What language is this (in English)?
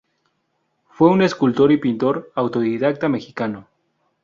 Spanish